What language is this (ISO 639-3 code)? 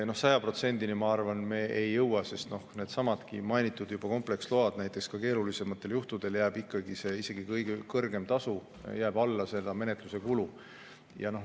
est